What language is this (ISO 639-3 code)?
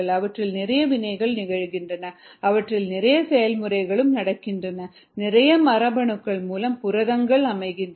tam